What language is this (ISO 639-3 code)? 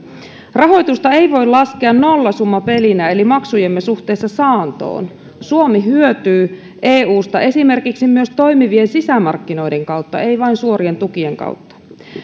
fin